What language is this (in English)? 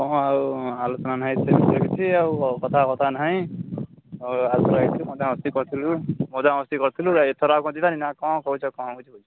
Odia